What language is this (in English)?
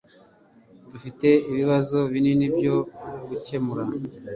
Kinyarwanda